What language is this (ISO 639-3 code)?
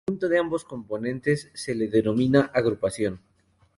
spa